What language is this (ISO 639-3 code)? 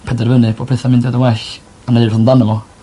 cym